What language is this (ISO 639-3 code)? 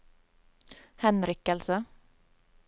nor